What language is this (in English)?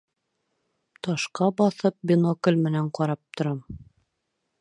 Bashkir